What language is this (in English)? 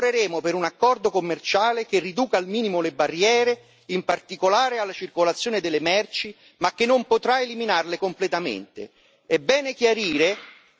Italian